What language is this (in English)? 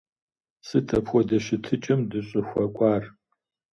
Kabardian